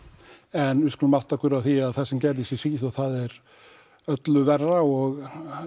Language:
Icelandic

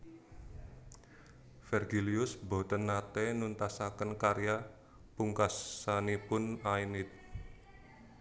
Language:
Javanese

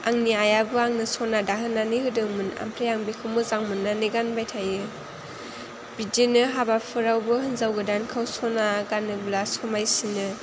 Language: Bodo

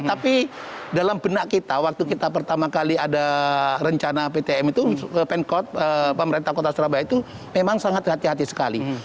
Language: Indonesian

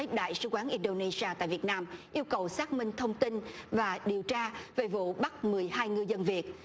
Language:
Vietnamese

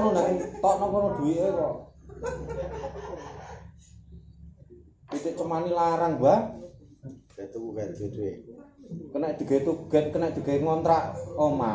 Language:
Indonesian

